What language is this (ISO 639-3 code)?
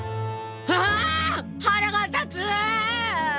jpn